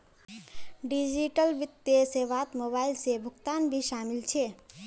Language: Magahi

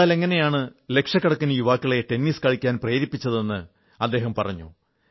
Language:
Malayalam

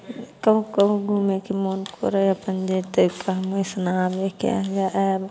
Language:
Maithili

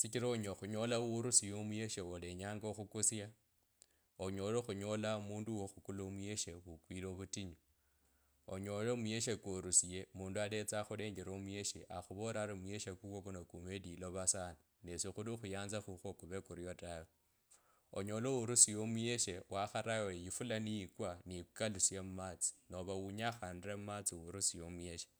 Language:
Kabras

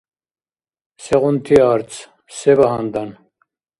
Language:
Dargwa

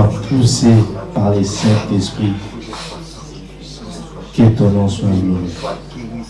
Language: French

